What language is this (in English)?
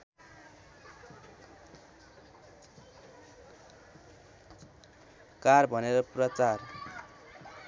Nepali